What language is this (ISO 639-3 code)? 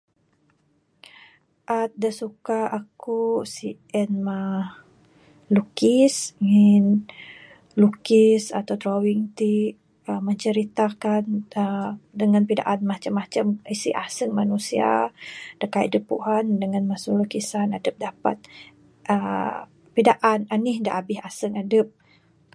sdo